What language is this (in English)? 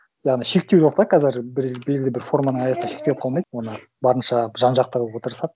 Kazakh